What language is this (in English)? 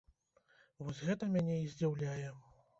Belarusian